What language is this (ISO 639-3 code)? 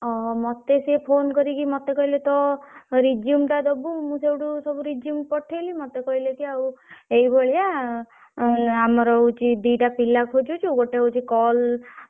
ori